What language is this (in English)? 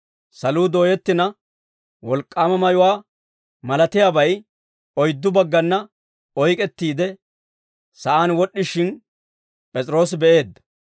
Dawro